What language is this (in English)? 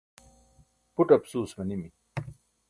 Burushaski